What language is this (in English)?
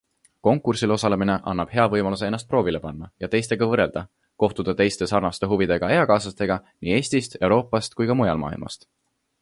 Estonian